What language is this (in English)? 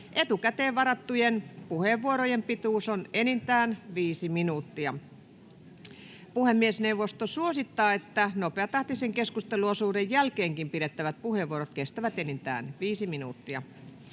Finnish